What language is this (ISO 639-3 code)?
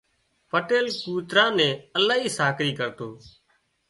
kxp